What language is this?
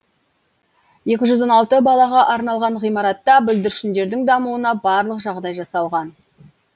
Kazakh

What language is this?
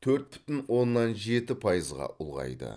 Kazakh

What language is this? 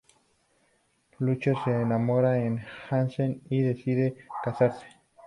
Spanish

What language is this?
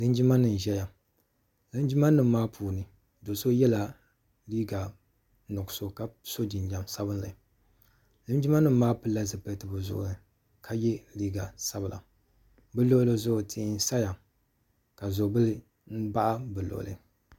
Dagbani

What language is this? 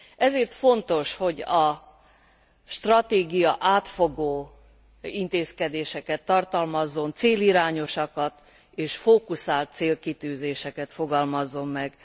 Hungarian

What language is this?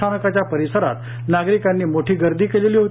Marathi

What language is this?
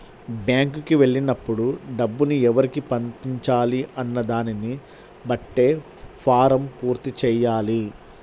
Telugu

